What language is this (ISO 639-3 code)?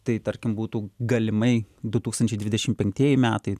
lit